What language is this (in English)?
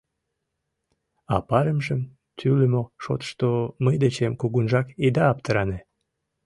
Mari